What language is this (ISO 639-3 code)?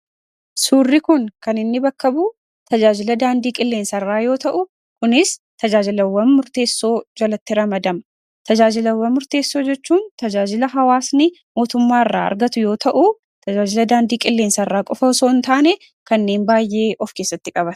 orm